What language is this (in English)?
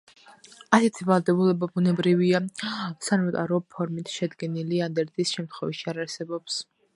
Georgian